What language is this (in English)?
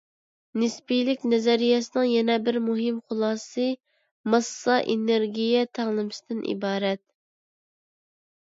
Uyghur